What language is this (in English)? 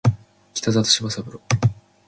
Japanese